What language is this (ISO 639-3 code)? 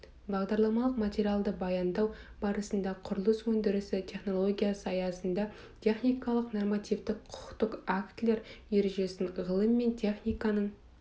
kaz